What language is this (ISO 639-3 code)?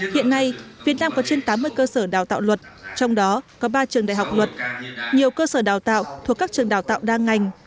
vie